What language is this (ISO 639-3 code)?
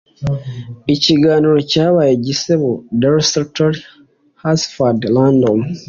kin